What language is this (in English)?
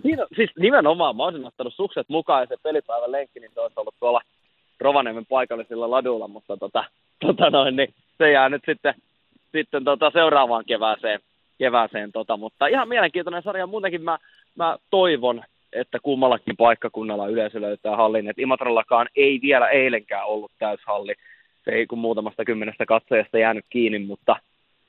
Finnish